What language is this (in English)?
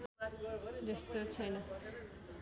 Nepali